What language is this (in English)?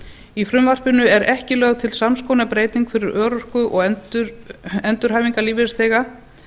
Icelandic